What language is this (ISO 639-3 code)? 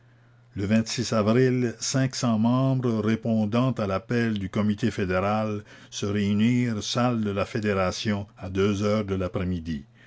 fra